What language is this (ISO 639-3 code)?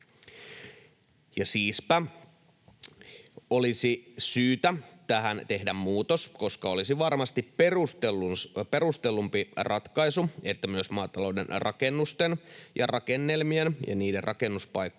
fin